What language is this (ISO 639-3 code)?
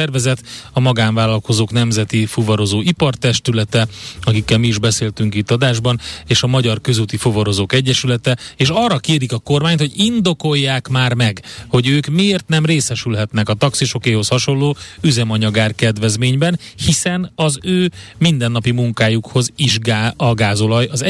hun